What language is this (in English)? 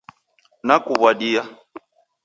Taita